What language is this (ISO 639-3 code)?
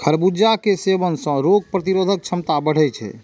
mai